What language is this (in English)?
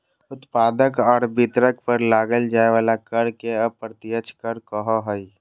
Magahi